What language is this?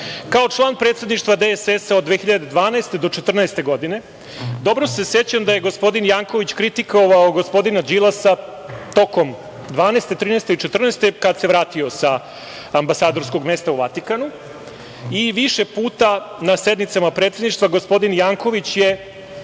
Serbian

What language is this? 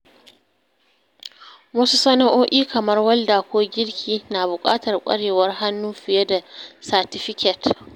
Hausa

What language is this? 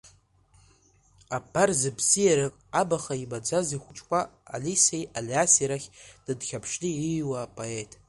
Abkhazian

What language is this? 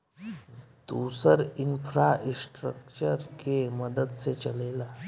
Bhojpuri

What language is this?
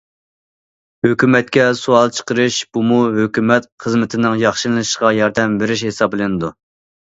Uyghur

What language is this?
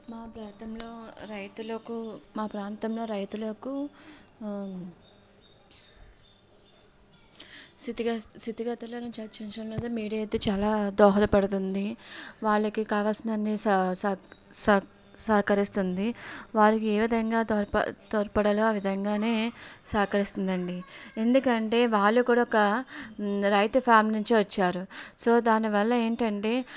Telugu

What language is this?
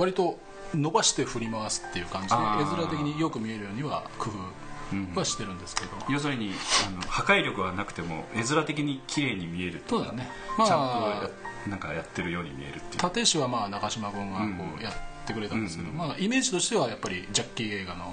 Japanese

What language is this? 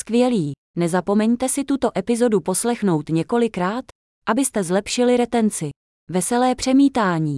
Czech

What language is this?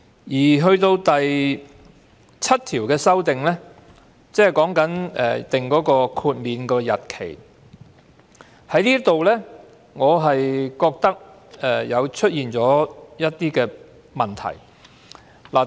Cantonese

